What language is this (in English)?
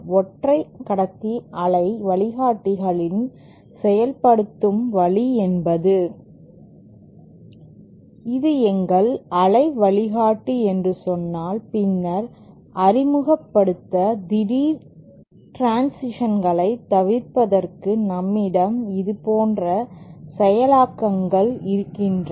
Tamil